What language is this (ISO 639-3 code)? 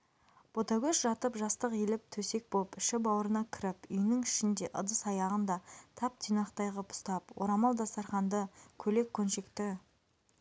kaz